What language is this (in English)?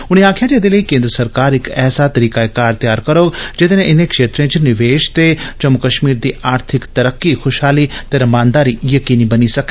Dogri